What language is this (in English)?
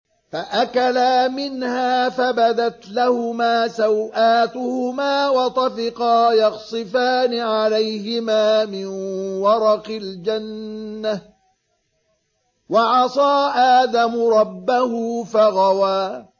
Arabic